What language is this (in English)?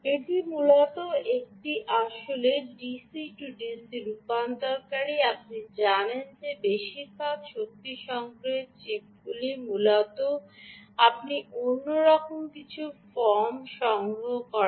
Bangla